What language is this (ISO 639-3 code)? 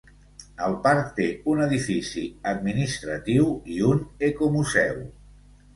cat